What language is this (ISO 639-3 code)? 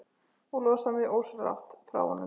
isl